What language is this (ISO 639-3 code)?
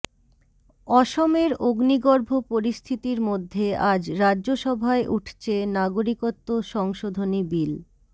ben